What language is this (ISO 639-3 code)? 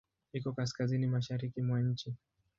swa